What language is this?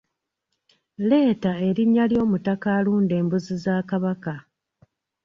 Ganda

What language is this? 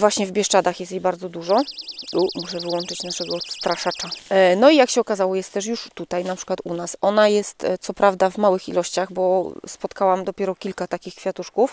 Polish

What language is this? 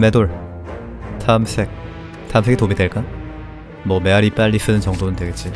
Korean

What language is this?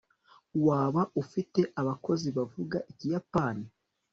Kinyarwanda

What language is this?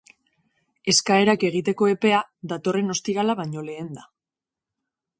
Basque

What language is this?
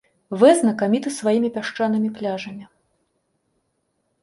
Belarusian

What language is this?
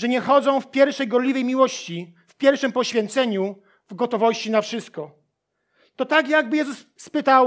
Polish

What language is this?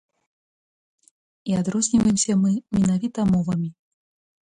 Belarusian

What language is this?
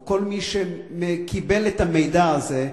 Hebrew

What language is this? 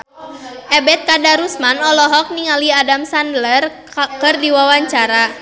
Sundanese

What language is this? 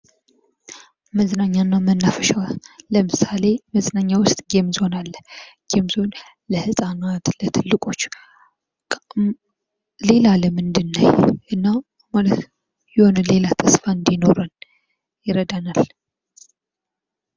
Amharic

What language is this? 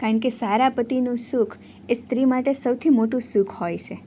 Gujarati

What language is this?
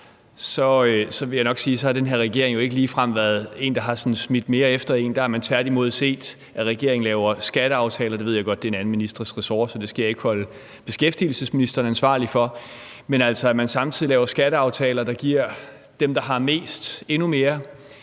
Danish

